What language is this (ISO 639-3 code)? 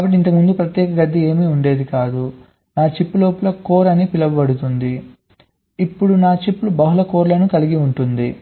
tel